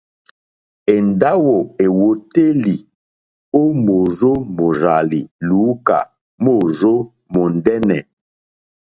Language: Mokpwe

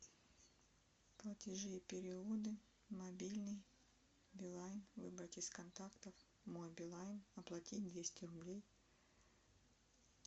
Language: Russian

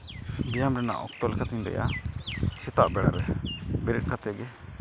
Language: Santali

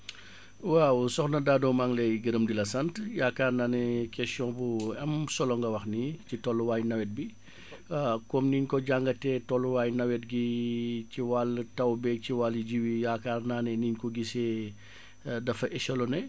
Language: Wolof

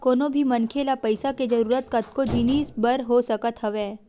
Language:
Chhattisgarhi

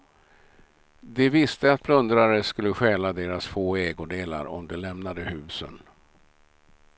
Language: Swedish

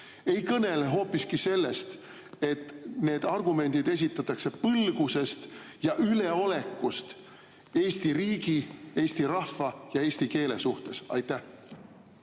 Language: Estonian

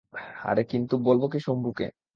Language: Bangla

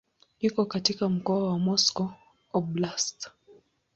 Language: Swahili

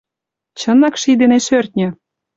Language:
Mari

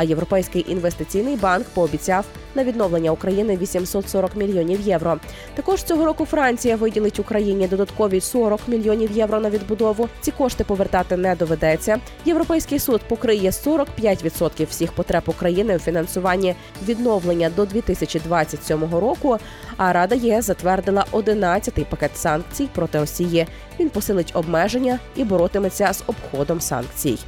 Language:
Ukrainian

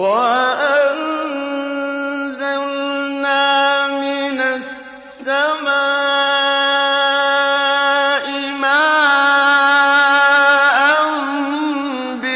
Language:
Arabic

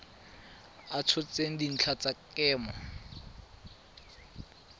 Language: Tswana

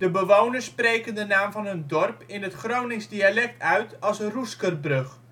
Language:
Dutch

